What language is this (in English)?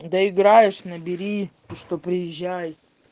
Russian